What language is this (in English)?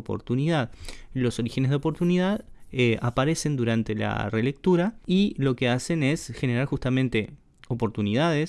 Spanish